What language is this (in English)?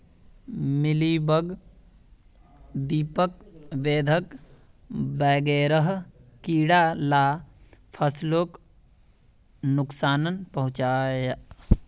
Magahi